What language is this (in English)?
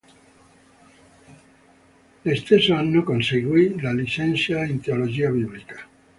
Italian